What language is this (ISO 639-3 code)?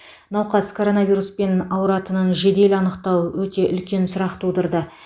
kaz